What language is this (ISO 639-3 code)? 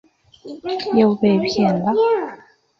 zho